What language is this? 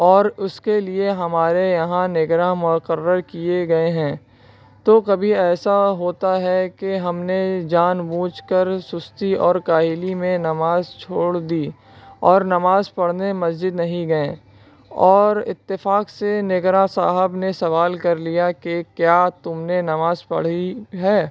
Urdu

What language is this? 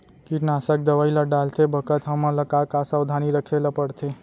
Chhattisgarhi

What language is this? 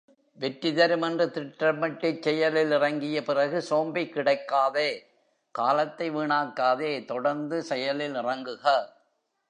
Tamil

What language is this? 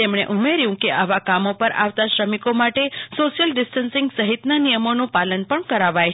Gujarati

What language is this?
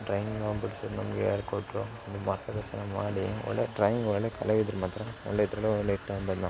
Kannada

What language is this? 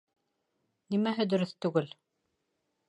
Bashkir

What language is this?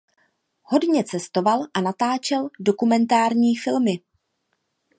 Czech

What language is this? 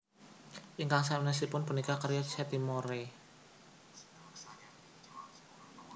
Javanese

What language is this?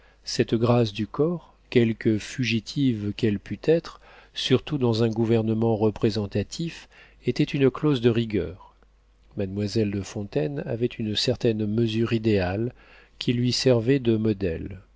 French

